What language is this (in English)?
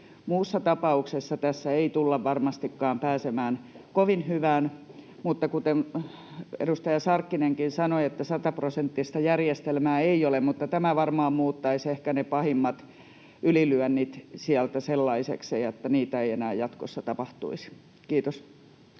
Finnish